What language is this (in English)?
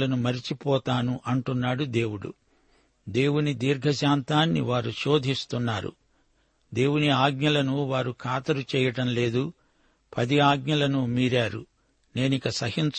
Telugu